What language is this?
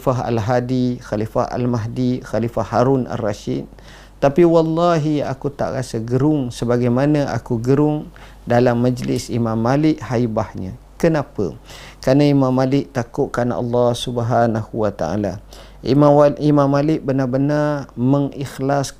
Malay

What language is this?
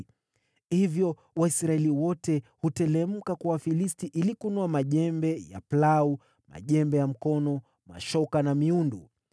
Swahili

